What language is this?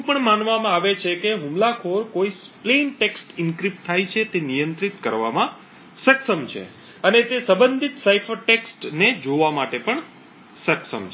Gujarati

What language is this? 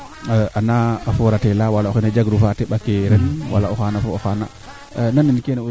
Serer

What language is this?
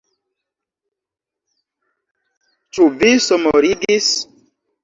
Esperanto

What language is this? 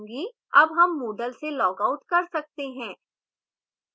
Hindi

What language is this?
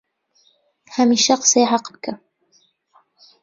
Central Kurdish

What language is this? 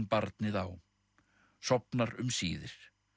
Icelandic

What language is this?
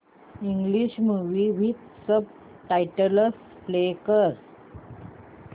Marathi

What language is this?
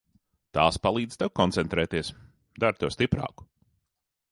Latvian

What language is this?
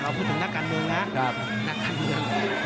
Thai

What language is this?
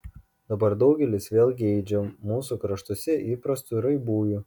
Lithuanian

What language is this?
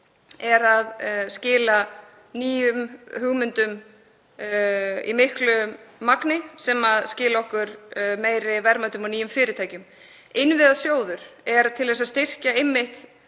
Icelandic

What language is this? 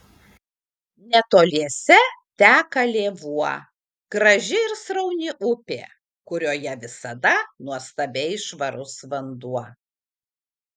Lithuanian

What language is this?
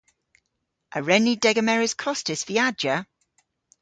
Cornish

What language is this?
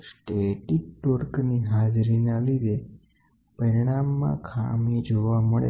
Gujarati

